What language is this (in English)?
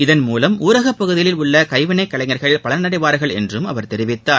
Tamil